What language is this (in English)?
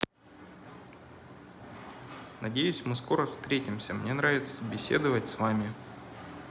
Russian